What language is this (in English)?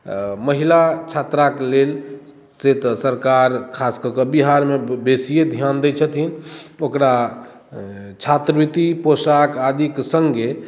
Maithili